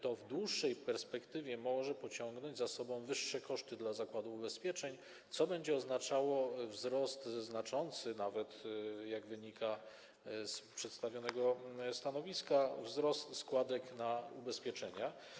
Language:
Polish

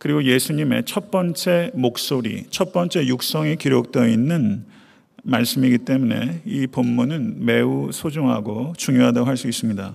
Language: Korean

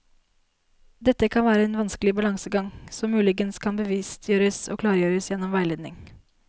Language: Norwegian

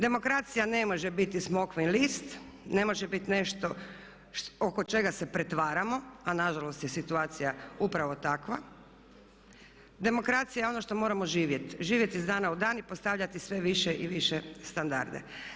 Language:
Croatian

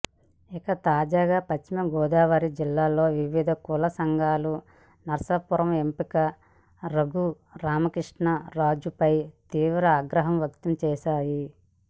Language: Telugu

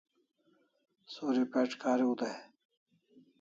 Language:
Kalasha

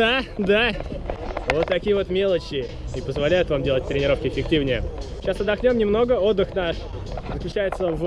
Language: Russian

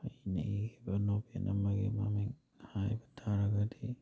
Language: Manipuri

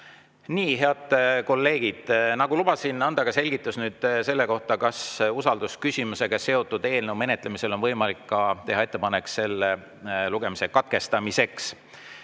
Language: Estonian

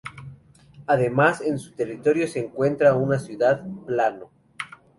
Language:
Spanish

